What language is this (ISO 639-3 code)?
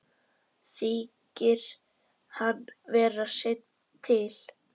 isl